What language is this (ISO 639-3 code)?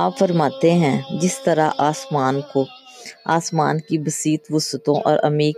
urd